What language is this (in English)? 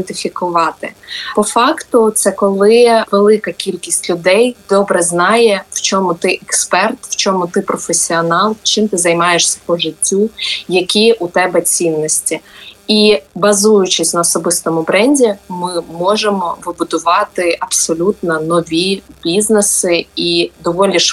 Ukrainian